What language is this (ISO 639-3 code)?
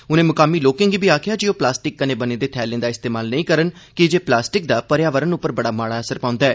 doi